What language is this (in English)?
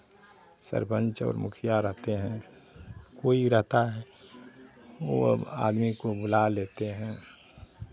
Hindi